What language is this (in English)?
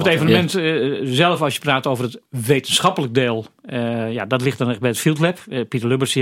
Dutch